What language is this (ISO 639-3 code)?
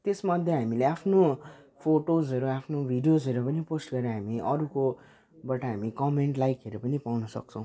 nep